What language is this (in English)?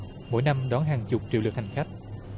Vietnamese